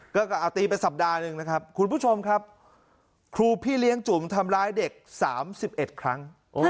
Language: Thai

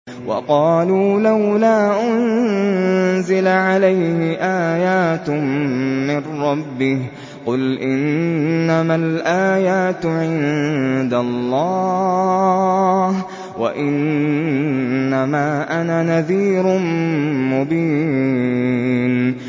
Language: Arabic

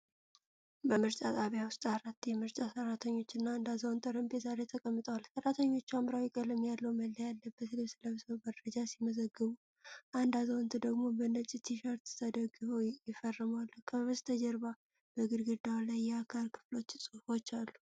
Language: Amharic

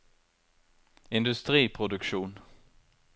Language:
Norwegian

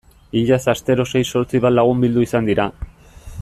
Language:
Basque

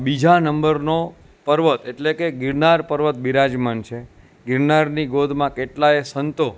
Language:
Gujarati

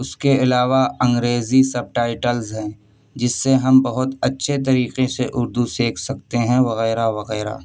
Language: Urdu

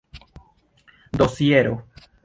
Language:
Esperanto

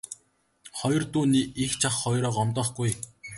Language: Mongolian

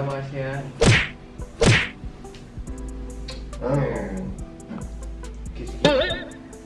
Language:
Indonesian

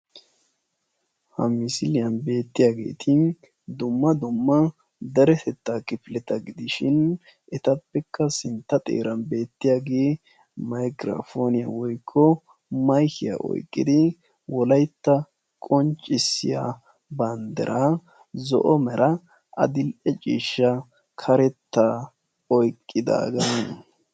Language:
Wolaytta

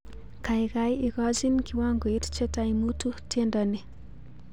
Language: Kalenjin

